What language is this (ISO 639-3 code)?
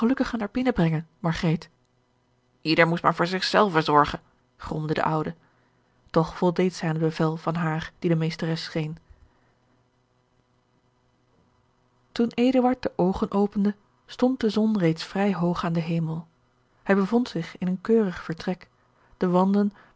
nld